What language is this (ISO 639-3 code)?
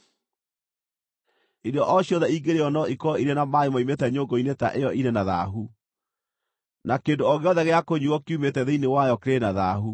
kik